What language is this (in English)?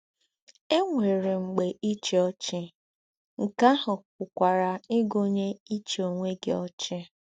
Igbo